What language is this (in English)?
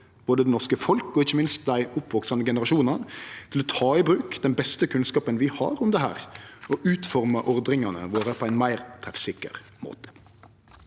Norwegian